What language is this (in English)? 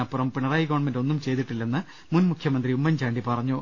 Malayalam